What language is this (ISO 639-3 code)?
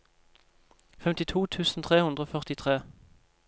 nor